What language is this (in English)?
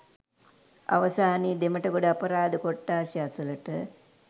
Sinhala